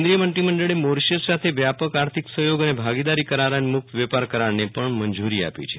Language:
Gujarati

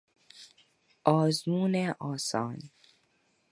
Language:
Persian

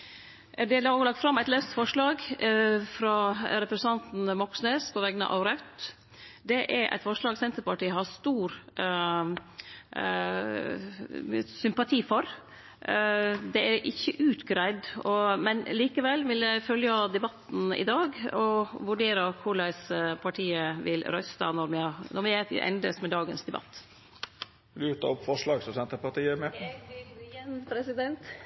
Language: Norwegian Nynorsk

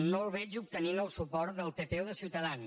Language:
Catalan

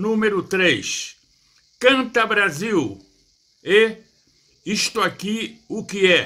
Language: Portuguese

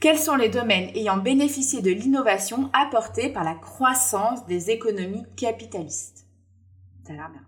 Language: French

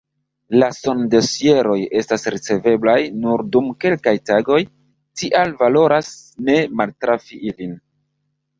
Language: Esperanto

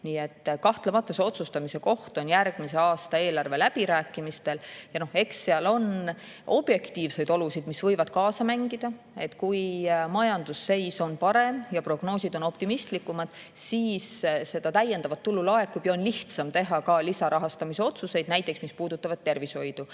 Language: Estonian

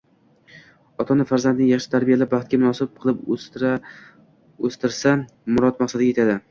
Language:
Uzbek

